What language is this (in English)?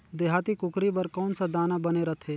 Chhattisgarhi